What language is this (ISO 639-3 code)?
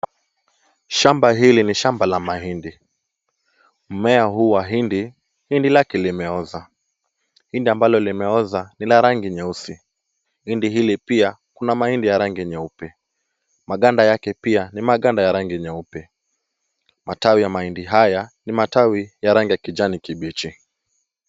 swa